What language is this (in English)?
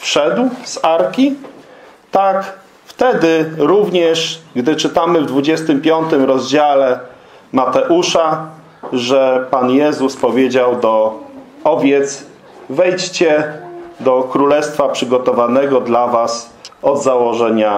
Polish